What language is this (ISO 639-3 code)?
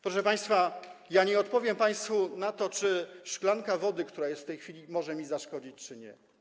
pol